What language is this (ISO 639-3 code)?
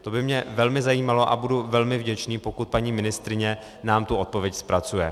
ces